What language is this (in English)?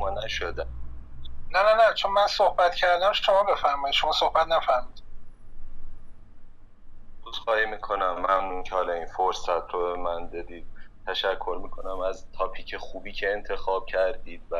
Persian